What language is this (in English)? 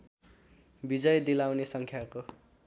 Nepali